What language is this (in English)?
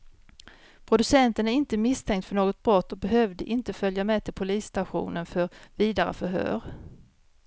Swedish